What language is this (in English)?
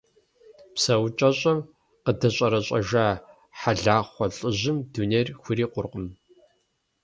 Kabardian